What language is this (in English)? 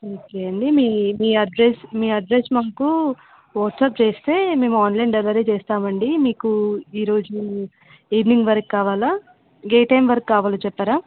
Telugu